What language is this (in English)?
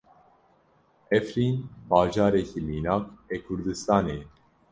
Kurdish